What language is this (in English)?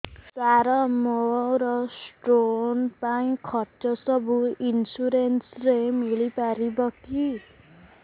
Odia